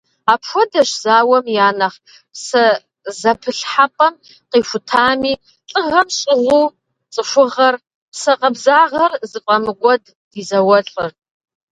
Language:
Kabardian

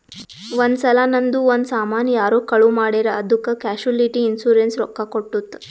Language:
Kannada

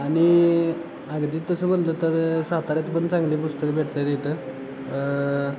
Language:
Marathi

